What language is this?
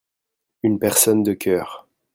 French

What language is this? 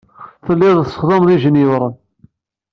Kabyle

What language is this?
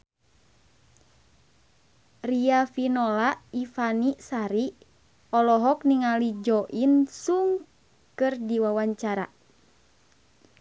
Sundanese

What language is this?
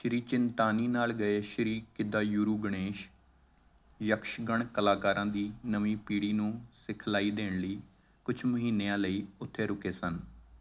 Punjabi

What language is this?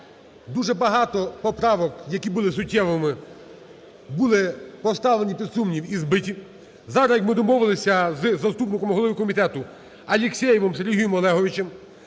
Ukrainian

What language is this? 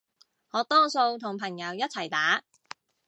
Cantonese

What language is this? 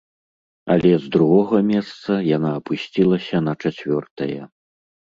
Belarusian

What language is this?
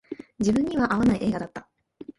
Japanese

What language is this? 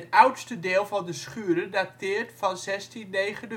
Dutch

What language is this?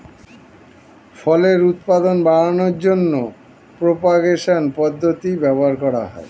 Bangla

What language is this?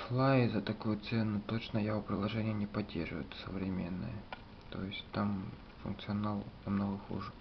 Russian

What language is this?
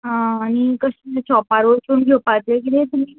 Konkani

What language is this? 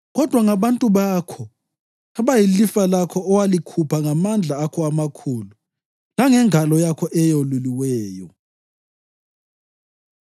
North Ndebele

